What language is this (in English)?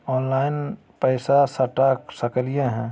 Magahi